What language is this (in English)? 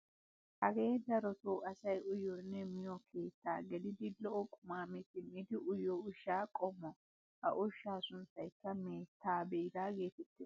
Wolaytta